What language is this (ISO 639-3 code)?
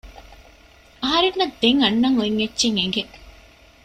div